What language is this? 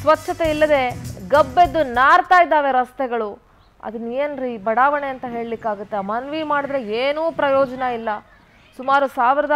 Kannada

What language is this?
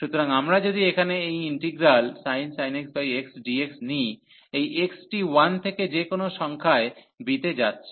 Bangla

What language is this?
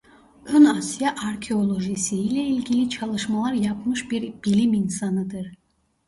Turkish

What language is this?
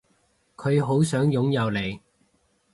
Cantonese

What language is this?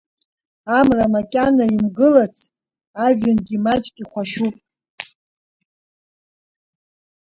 Abkhazian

